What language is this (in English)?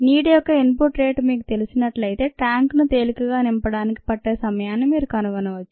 Telugu